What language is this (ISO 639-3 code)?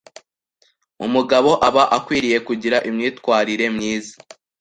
kin